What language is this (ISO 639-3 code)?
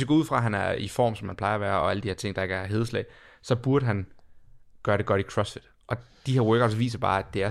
dan